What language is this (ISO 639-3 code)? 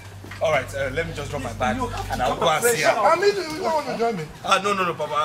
eng